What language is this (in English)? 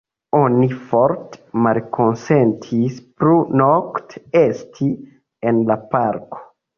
Esperanto